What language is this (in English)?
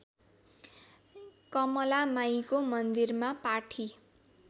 Nepali